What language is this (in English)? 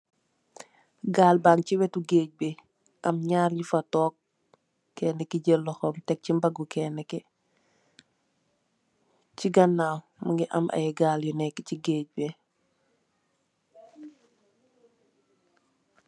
Wolof